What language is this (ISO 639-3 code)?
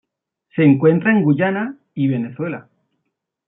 spa